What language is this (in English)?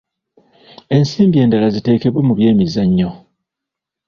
Ganda